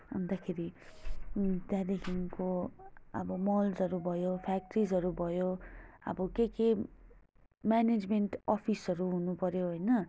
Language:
Nepali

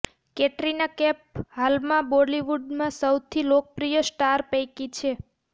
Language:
Gujarati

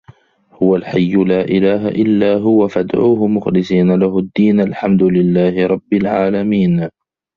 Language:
Arabic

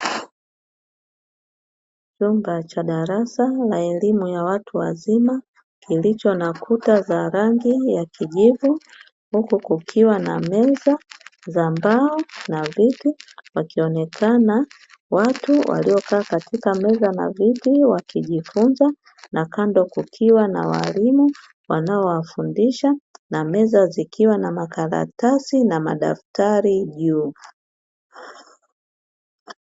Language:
Swahili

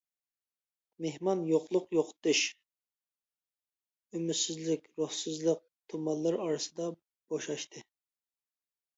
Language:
Uyghur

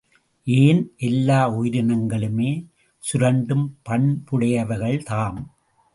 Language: Tamil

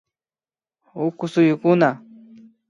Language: Imbabura Highland Quichua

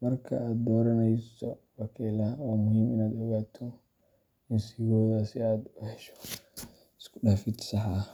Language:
Somali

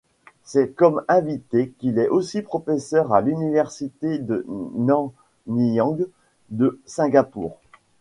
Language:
French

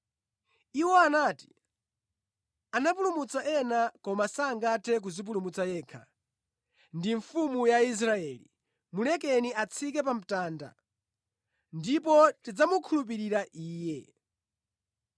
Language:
Nyanja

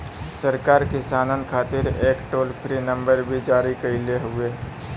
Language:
Bhojpuri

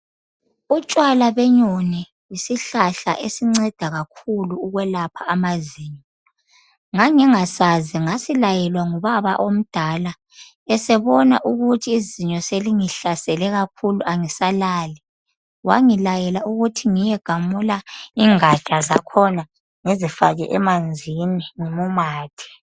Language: North Ndebele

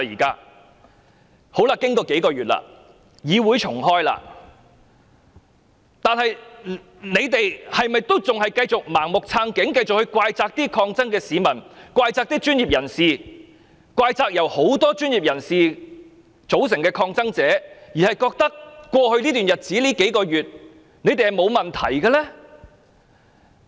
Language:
Cantonese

